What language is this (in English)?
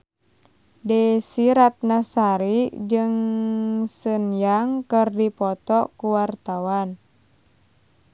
Sundanese